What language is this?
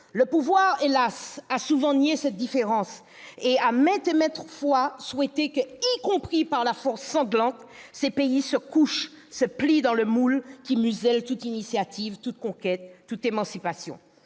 French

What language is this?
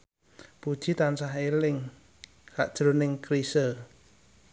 Javanese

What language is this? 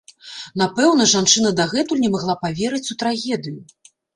Belarusian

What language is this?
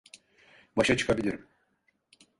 Turkish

